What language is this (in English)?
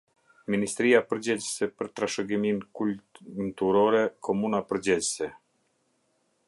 Albanian